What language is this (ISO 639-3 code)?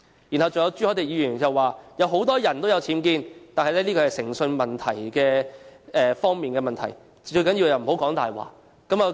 yue